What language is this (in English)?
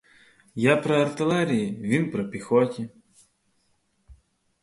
Ukrainian